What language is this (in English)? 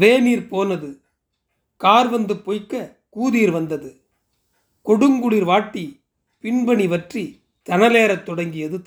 Tamil